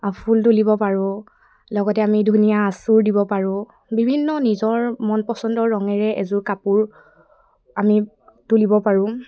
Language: Assamese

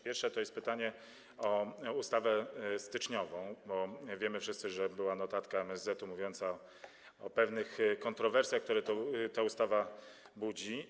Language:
Polish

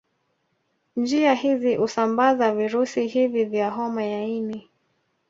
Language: Swahili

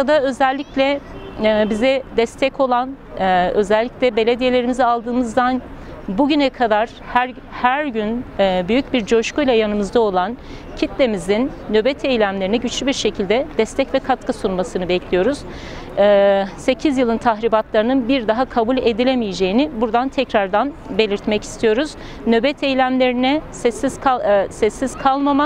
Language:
Turkish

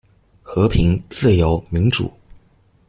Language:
Chinese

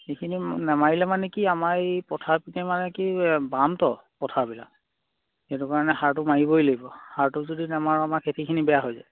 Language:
Assamese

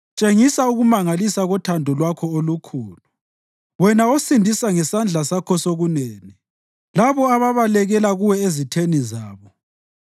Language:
North Ndebele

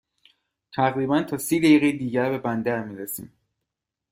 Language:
Persian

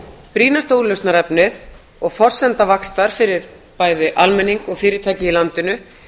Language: Icelandic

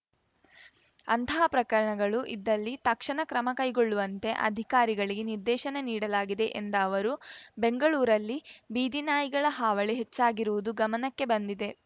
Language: Kannada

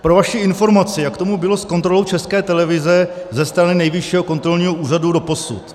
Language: Czech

